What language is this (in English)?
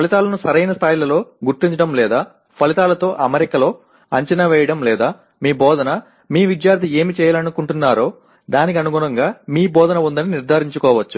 Telugu